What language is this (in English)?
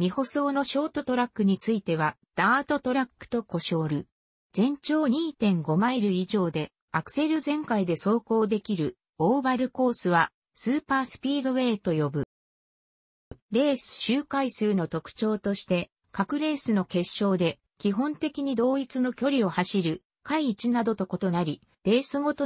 Japanese